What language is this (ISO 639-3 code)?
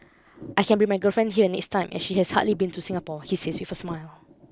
eng